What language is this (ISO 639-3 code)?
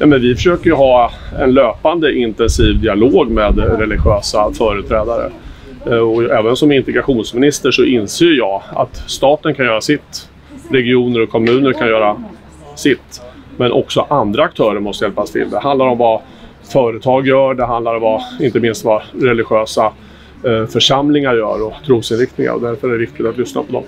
swe